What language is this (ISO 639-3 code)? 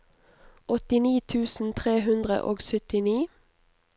nor